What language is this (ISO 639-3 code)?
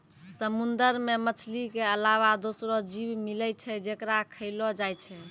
mai